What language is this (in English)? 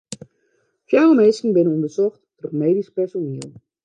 Western Frisian